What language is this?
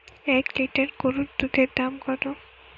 Bangla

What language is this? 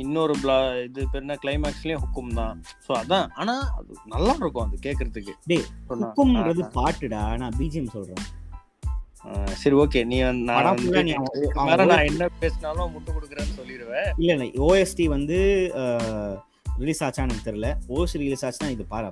Tamil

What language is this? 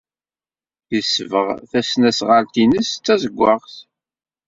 Kabyle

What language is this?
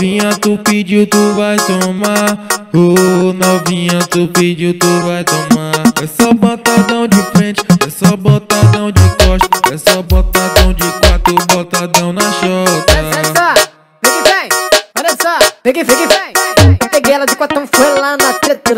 Romanian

